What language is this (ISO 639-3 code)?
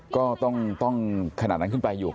tha